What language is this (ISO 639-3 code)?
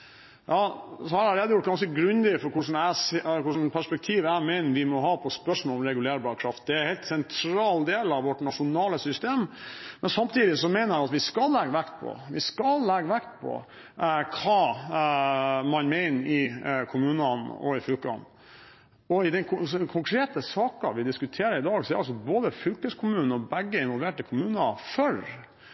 nob